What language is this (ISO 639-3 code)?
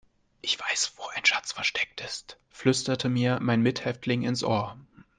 deu